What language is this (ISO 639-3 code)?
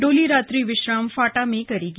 hin